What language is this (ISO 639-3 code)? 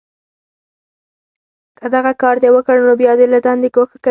pus